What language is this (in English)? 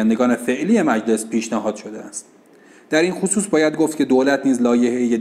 Persian